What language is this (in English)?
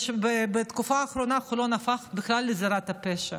Hebrew